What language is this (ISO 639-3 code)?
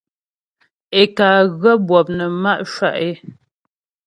bbj